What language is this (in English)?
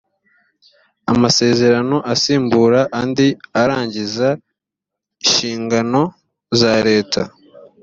Kinyarwanda